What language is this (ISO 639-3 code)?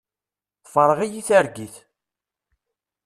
kab